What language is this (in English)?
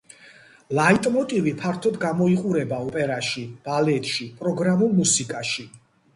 Georgian